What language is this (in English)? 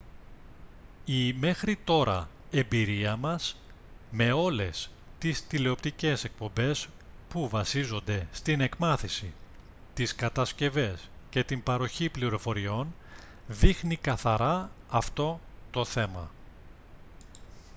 Greek